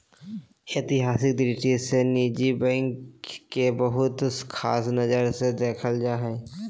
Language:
Magahi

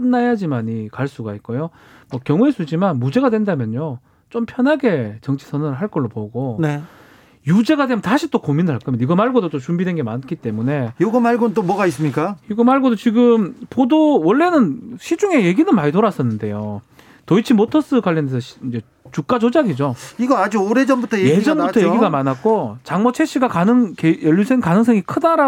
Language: Korean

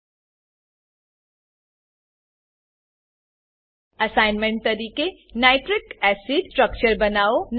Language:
Gujarati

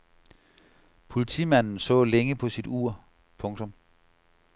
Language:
Danish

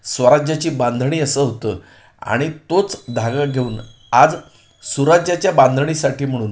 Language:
Marathi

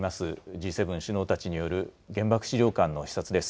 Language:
Japanese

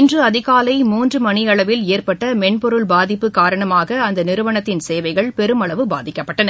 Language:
Tamil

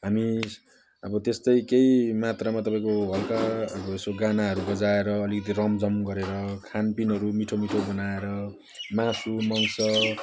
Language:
Nepali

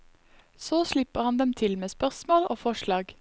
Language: Norwegian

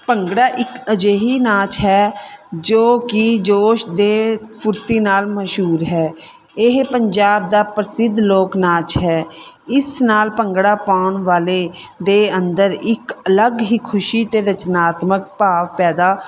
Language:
Punjabi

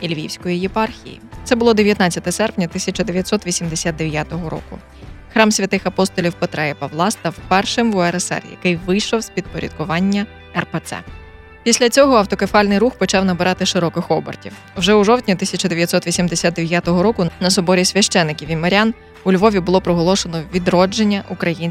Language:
Ukrainian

